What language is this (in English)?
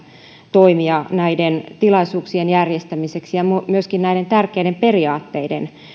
Finnish